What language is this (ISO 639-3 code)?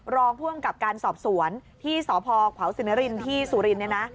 tha